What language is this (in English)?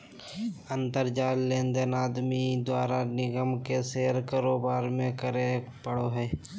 Magahi